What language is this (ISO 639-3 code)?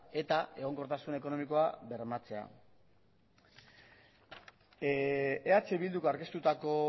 eus